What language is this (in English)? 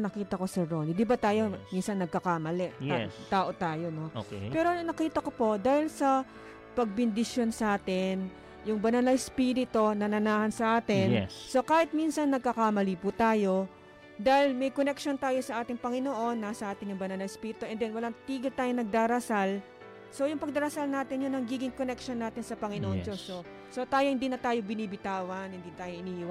Filipino